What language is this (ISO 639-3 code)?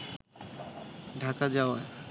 ben